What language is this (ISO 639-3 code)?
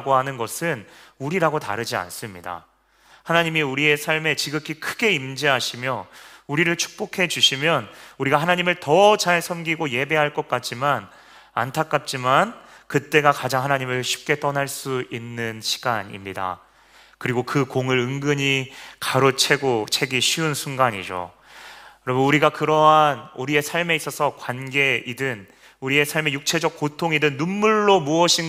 kor